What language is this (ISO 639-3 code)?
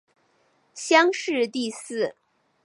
zho